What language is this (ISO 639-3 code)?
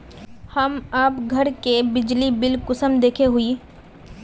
mag